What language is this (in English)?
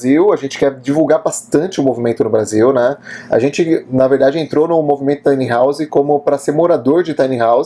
Portuguese